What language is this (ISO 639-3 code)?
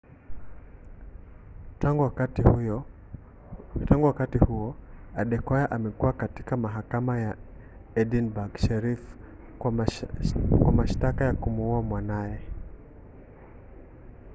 swa